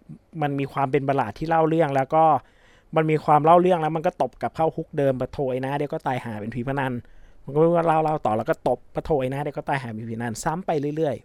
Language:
Thai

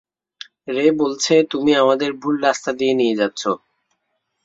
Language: Bangla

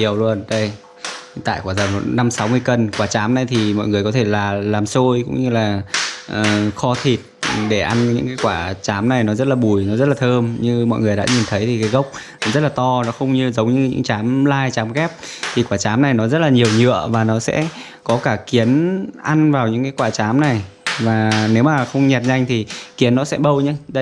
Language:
Vietnamese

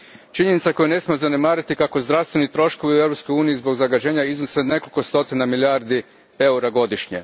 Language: Croatian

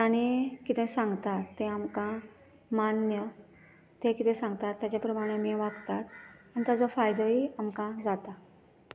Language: Konkani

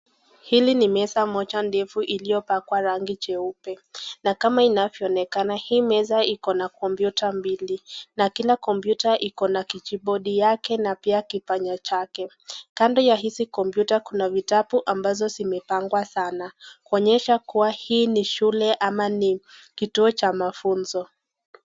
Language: Swahili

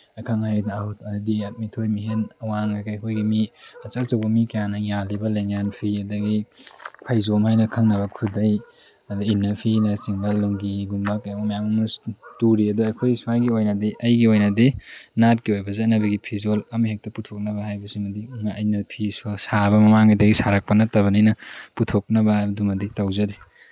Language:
Manipuri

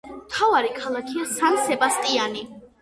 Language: Georgian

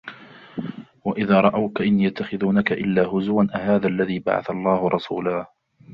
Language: Arabic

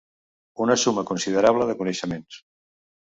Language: Catalan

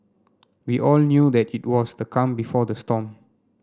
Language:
English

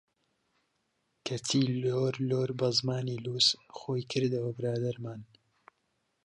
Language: Central Kurdish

